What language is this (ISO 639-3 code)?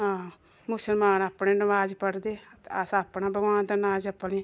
doi